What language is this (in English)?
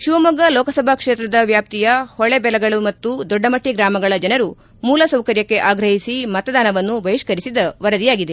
Kannada